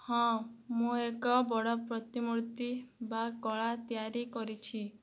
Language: Odia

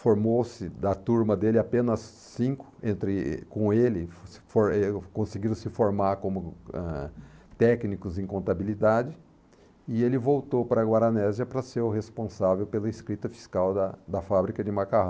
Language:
Portuguese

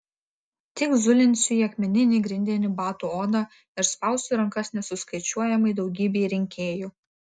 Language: Lithuanian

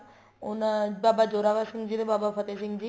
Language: Punjabi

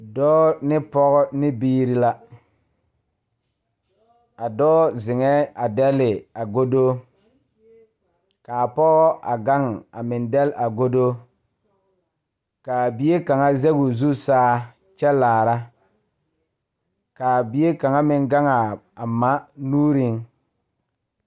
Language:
Southern Dagaare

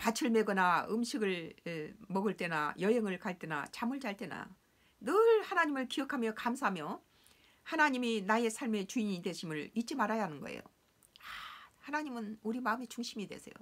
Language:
Korean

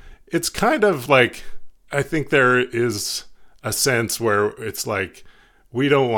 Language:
English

